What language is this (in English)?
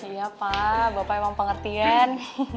Indonesian